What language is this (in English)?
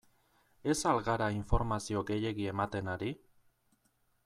Basque